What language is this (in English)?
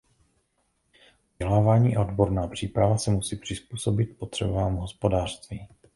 Czech